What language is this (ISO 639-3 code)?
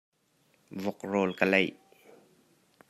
cnh